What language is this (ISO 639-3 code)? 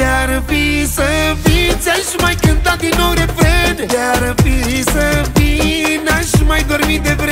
ron